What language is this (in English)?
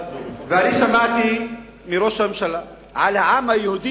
Hebrew